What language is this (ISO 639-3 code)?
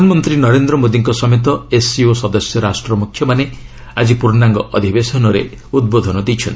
ori